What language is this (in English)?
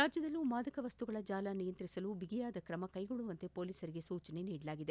Kannada